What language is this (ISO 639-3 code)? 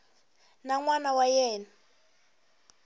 tso